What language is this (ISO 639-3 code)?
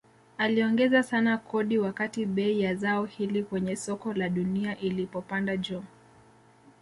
swa